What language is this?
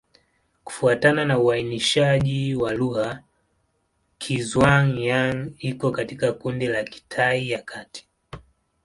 Swahili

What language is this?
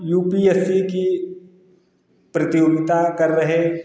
Hindi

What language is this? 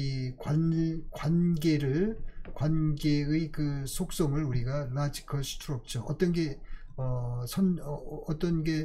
Korean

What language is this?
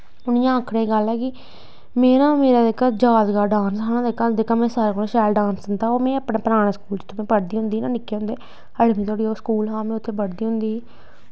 Dogri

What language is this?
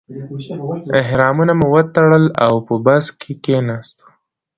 Pashto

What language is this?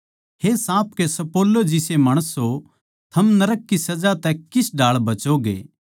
Haryanvi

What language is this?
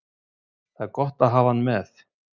Icelandic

